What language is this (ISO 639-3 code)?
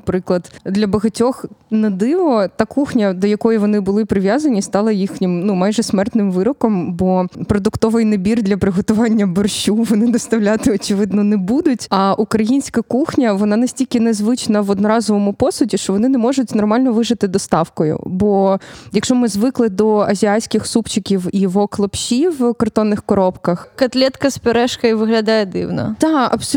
ukr